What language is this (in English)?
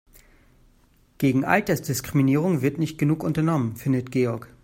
German